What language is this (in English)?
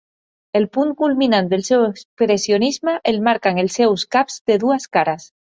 Catalan